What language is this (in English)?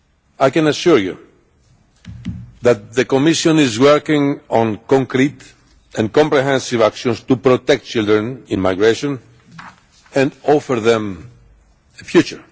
English